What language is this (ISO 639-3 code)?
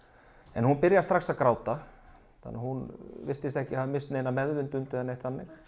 isl